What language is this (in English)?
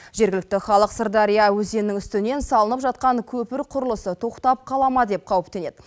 Kazakh